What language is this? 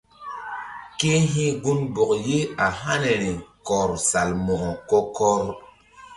Mbum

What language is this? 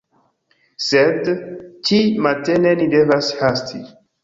Esperanto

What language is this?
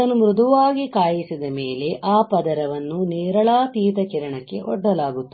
Kannada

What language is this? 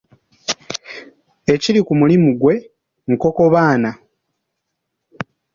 Ganda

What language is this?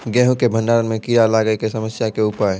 Maithili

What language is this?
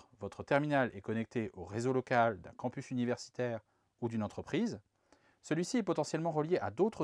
French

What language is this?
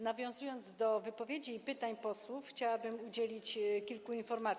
Polish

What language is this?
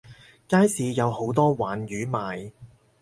Cantonese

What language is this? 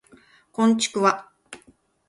Japanese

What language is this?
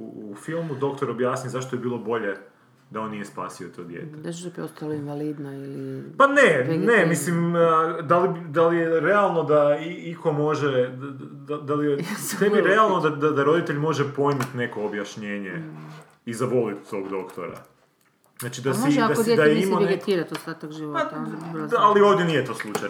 Croatian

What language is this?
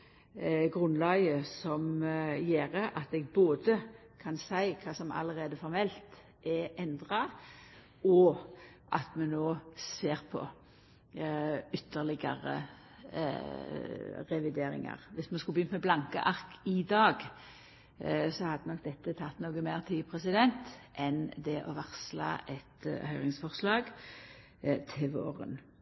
Norwegian Nynorsk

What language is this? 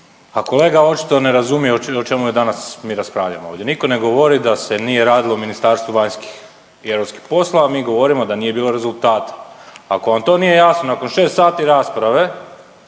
Croatian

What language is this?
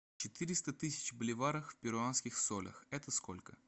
Russian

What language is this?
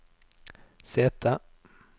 Norwegian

